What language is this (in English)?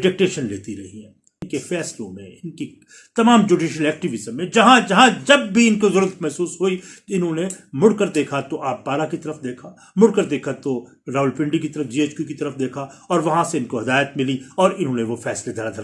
Urdu